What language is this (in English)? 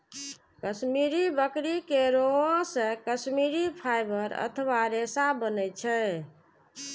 Maithili